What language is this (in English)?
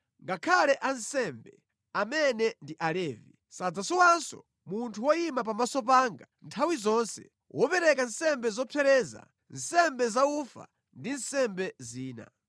Nyanja